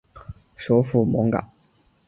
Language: Chinese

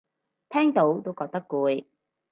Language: Cantonese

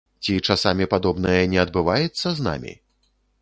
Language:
Belarusian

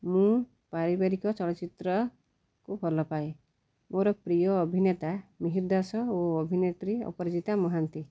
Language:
Odia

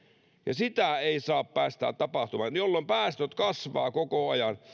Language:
Finnish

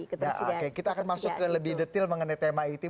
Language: Indonesian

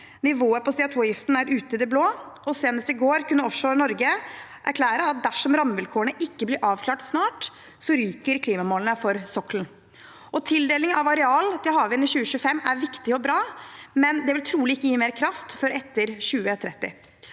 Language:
Norwegian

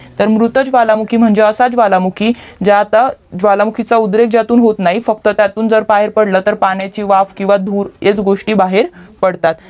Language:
Marathi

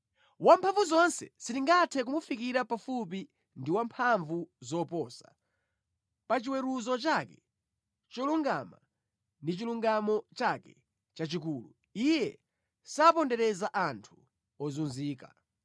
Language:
Nyanja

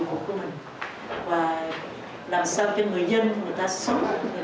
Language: Vietnamese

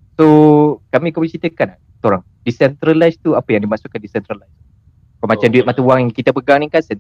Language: Malay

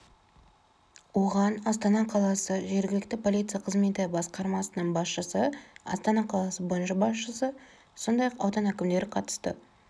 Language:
Kazakh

